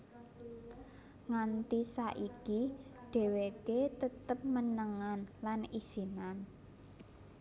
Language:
Javanese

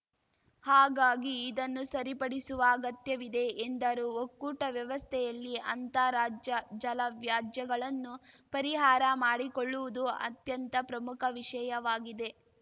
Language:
Kannada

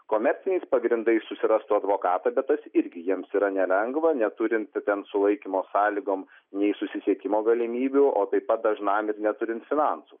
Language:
Lithuanian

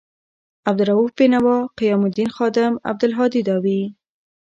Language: Pashto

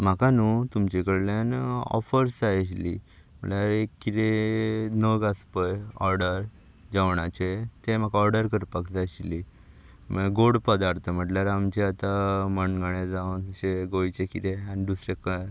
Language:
Konkani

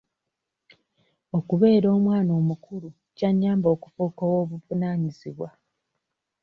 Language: Ganda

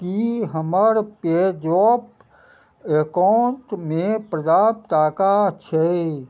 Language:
Maithili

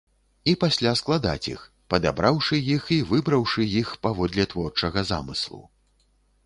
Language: Belarusian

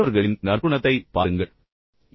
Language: Tamil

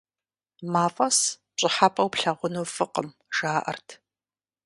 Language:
Kabardian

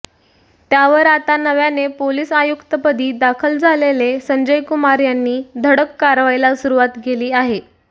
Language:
Marathi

